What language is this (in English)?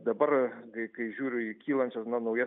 Lithuanian